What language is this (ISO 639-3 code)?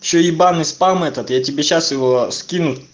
rus